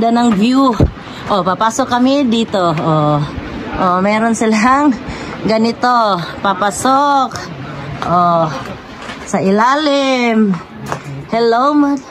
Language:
Filipino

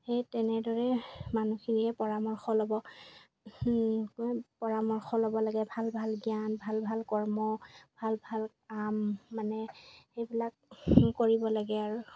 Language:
Assamese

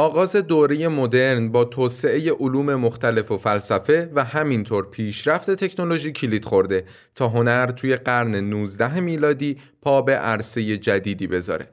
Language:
Persian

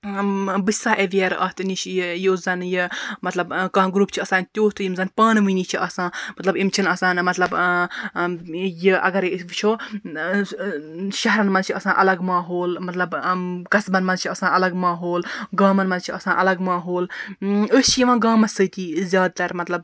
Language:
Kashmiri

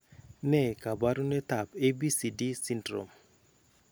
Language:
Kalenjin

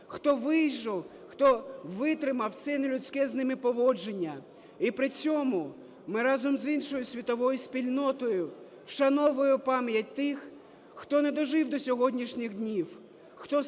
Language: Ukrainian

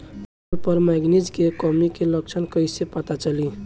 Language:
Bhojpuri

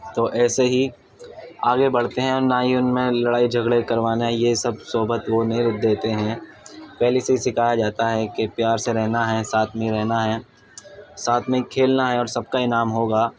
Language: Urdu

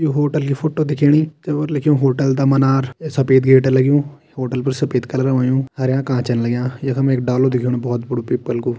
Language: Kumaoni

